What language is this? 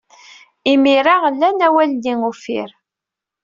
Kabyle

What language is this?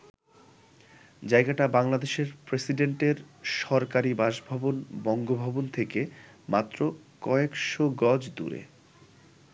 Bangla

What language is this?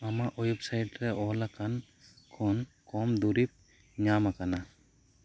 Santali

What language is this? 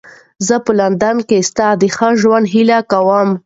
Pashto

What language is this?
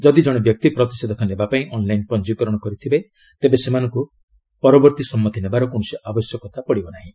Odia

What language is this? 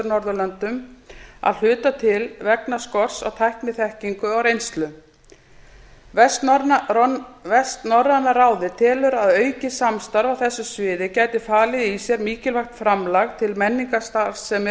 Icelandic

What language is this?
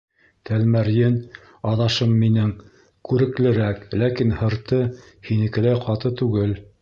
Bashkir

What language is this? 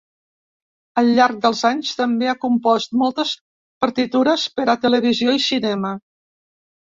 Catalan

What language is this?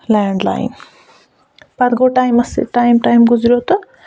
Kashmiri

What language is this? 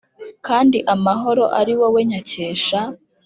Kinyarwanda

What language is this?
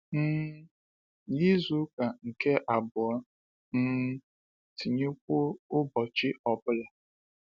Igbo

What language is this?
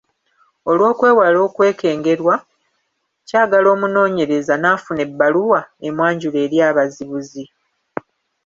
Ganda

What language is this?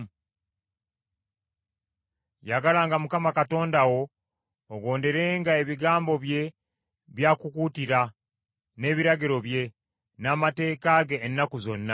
Ganda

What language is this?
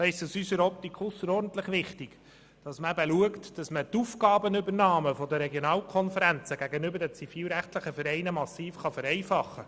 Swiss German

